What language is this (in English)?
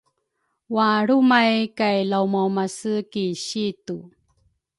Rukai